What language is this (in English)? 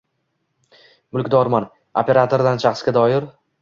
Uzbek